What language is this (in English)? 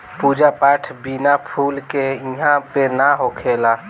Bhojpuri